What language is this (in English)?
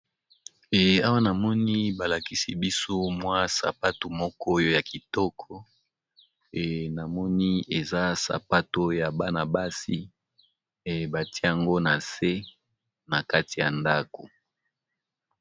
Lingala